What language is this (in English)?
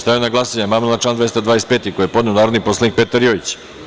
Serbian